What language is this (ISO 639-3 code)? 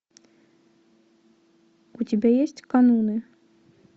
rus